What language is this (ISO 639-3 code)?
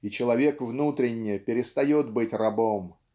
rus